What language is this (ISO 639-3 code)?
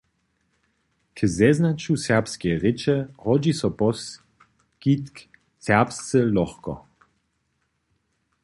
hsb